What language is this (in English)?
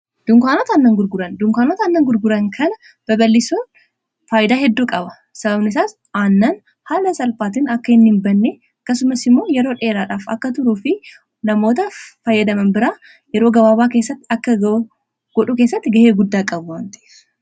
Oromo